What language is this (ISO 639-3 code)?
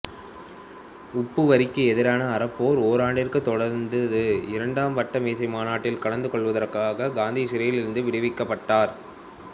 tam